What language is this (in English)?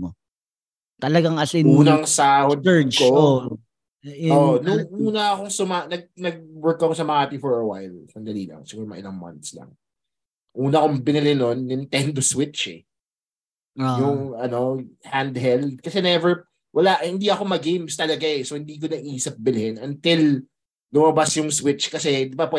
Filipino